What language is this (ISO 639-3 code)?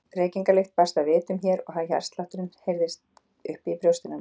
isl